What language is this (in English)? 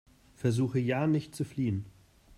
German